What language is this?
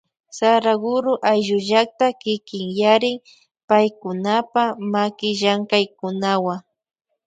Loja Highland Quichua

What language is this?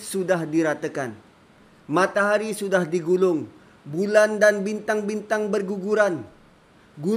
Malay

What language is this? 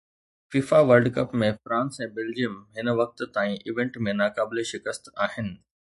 Sindhi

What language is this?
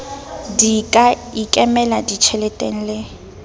Southern Sotho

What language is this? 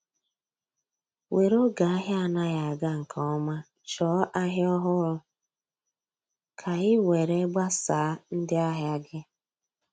Igbo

